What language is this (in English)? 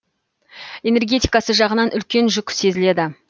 Kazakh